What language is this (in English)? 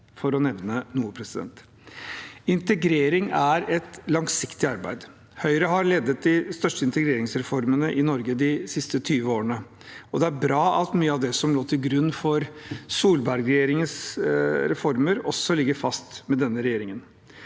Norwegian